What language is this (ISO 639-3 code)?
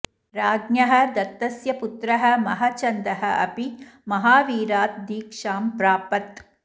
san